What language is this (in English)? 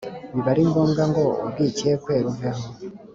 Kinyarwanda